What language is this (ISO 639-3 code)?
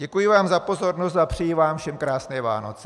ces